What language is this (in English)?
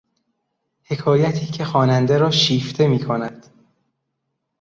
Persian